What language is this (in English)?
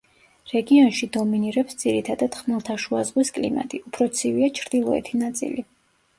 Georgian